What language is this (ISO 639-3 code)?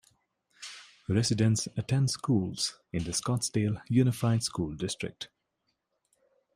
eng